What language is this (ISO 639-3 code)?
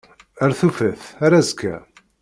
kab